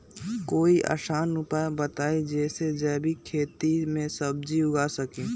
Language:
Magahi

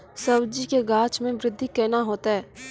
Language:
Maithili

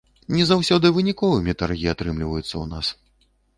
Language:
Belarusian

